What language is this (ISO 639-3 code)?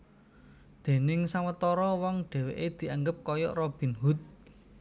jav